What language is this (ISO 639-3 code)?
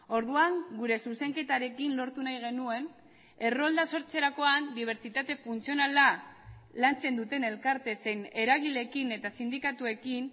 eus